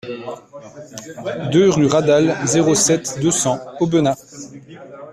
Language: French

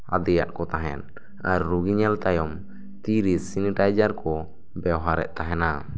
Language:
Santali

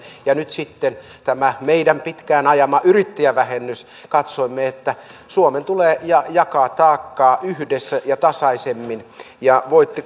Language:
Finnish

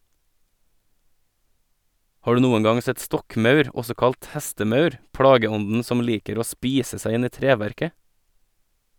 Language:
Norwegian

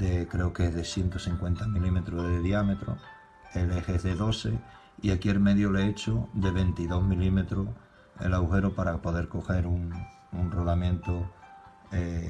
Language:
Spanish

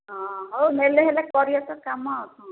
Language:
Odia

